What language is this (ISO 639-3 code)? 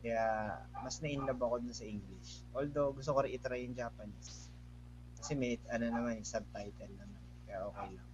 fil